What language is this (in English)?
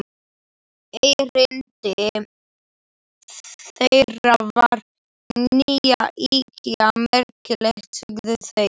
Icelandic